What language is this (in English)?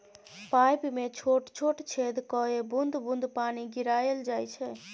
Maithili